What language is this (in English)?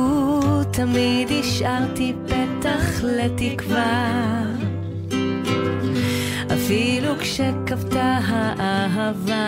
Hebrew